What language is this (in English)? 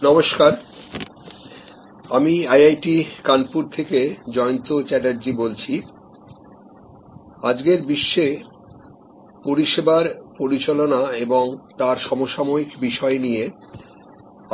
Bangla